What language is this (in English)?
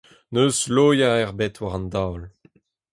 Breton